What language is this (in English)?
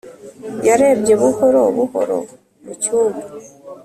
Kinyarwanda